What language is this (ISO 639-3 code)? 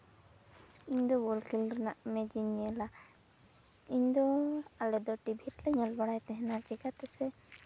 sat